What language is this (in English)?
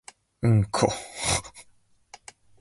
Japanese